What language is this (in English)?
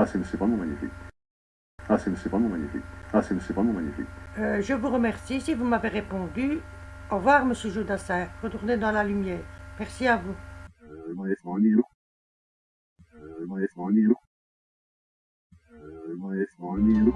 French